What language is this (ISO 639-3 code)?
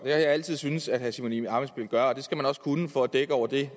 dan